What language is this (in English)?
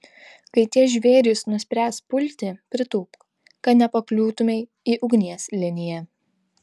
Lithuanian